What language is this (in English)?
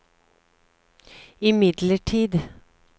Norwegian